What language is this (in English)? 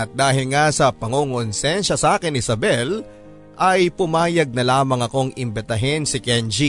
Filipino